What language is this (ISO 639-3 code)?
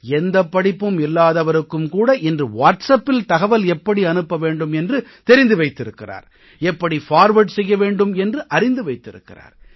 tam